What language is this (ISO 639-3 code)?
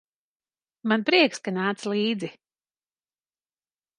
lav